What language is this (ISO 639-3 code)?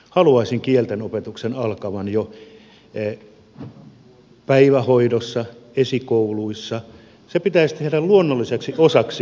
fin